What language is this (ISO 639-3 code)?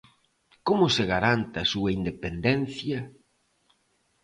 glg